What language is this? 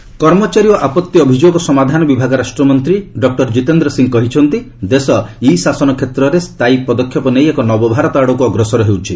Odia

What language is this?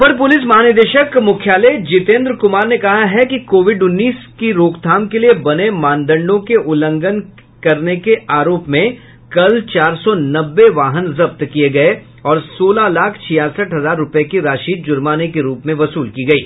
Hindi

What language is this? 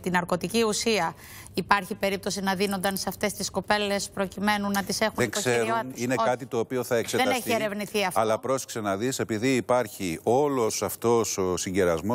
Greek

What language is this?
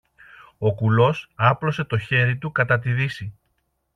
Greek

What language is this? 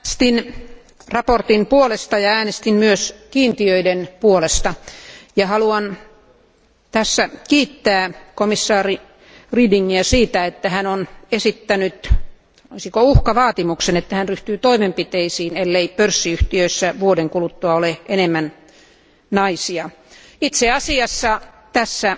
Finnish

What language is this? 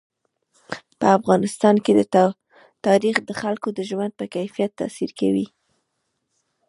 Pashto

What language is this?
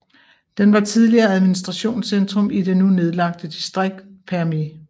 Danish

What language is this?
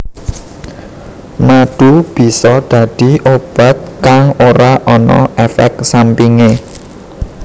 Javanese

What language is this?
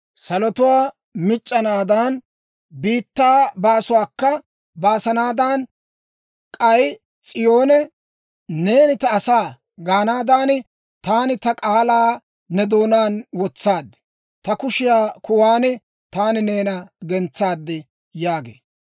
Dawro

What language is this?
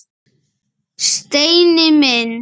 Icelandic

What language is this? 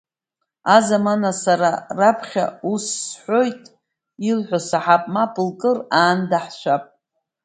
Abkhazian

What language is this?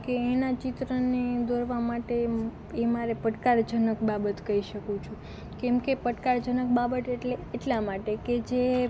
Gujarati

